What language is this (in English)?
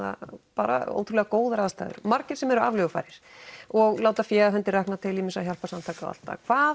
Icelandic